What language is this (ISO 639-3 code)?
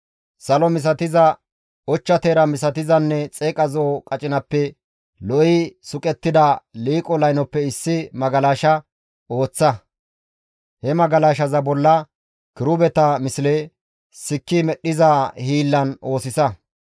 gmv